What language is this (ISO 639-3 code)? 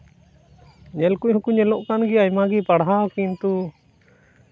sat